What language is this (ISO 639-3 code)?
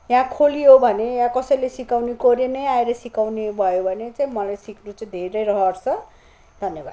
nep